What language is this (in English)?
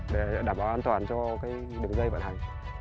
Vietnamese